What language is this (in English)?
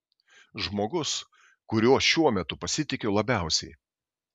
Lithuanian